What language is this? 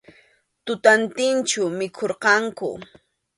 Arequipa-La Unión Quechua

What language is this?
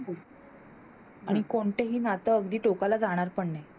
Marathi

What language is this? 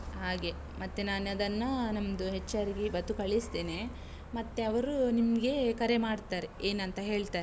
Kannada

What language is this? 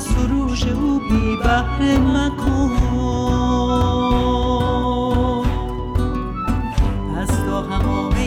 Persian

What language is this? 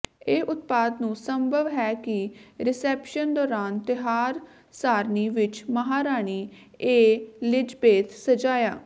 Punjabi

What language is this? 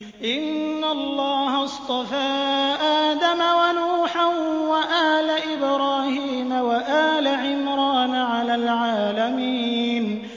Arabic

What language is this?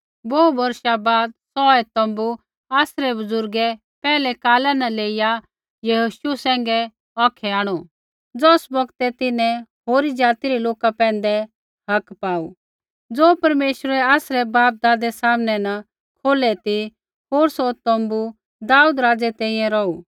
Kullu Pahari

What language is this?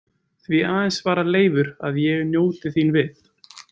Icelandic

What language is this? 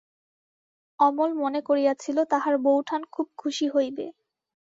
Bangla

